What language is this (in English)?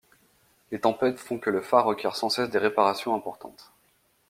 French